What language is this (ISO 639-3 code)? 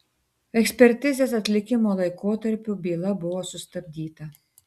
lit